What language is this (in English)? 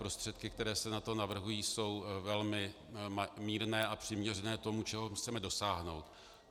Czech